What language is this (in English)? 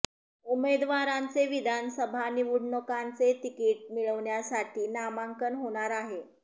Marathi